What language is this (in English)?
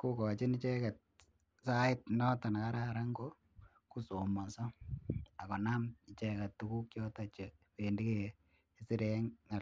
Kalenjin